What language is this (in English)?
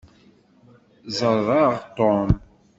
Kabyle